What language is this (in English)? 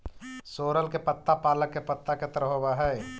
Magahi